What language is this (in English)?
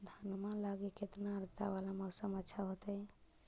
Magahi